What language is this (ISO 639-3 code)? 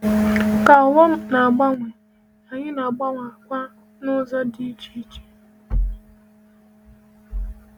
ibo